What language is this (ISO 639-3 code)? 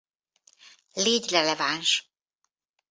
hun